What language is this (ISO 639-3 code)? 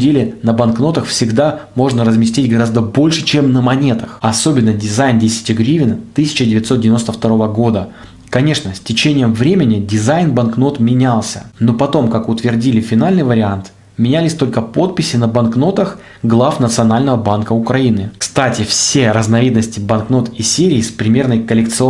rus